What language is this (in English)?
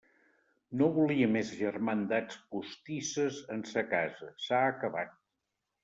Catalan